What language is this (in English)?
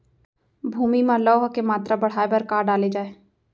Chhattisgarhi